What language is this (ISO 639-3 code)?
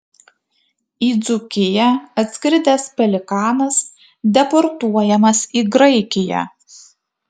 lit